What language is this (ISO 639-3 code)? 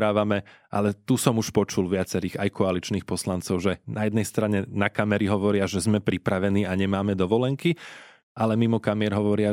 slk